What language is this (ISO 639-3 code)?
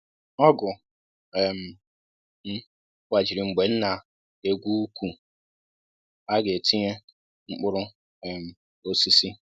ibo